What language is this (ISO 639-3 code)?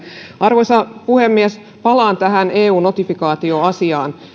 fin